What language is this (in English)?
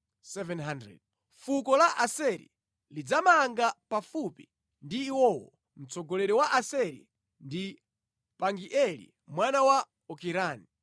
Nyanja